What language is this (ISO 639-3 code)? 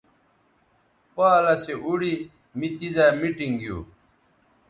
btv